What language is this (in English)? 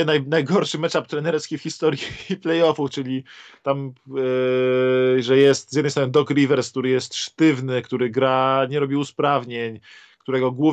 Polish